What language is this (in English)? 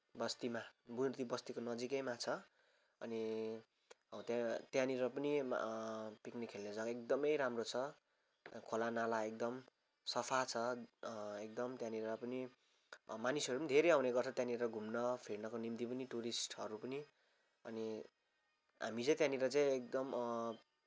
Nepali